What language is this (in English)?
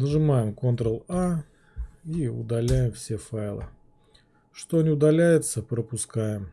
Russian